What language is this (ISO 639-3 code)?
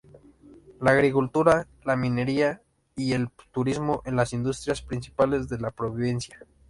spa